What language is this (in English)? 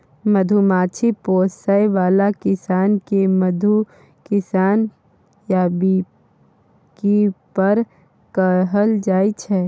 Maithili